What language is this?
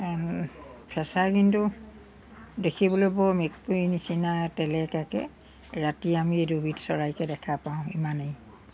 Assamese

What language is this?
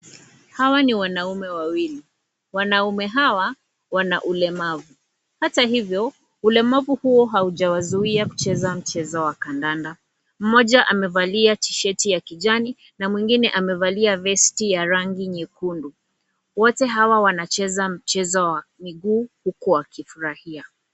Swahili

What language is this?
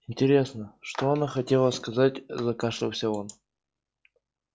Russian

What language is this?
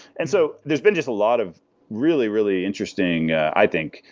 English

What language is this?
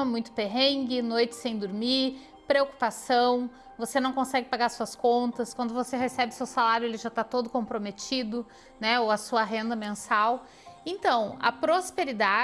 Portuguese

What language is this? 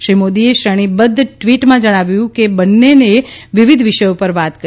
Gujarati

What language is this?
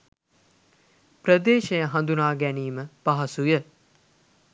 Sinhala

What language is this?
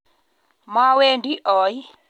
Kalenjin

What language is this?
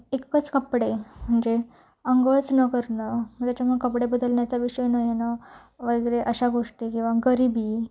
Marathi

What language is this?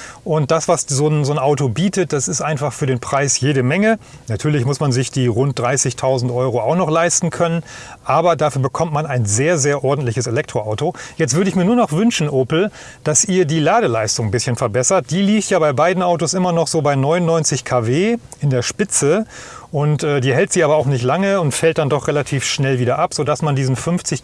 German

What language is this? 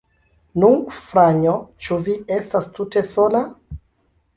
Esperanto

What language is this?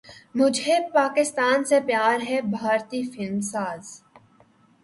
Urdu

